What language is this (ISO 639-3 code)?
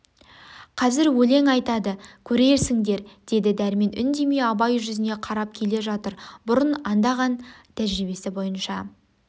kaz